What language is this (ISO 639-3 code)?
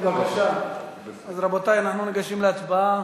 heb